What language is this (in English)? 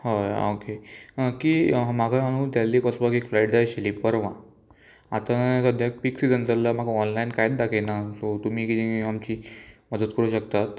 Konkani